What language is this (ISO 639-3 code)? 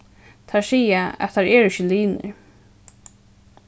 fao